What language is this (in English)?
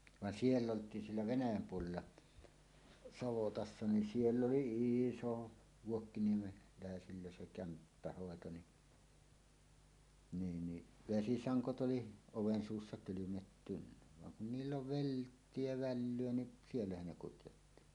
Finnish